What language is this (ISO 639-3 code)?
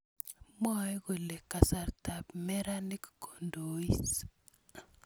kln